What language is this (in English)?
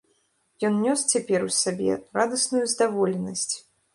Belarusian